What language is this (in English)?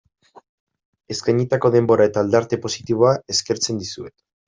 Basque